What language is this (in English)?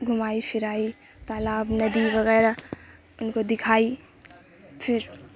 Urdu